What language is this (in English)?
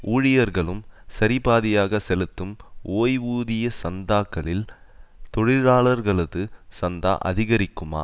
Tamil